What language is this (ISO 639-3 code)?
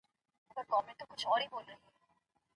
pus